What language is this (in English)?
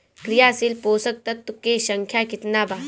Bhojpuri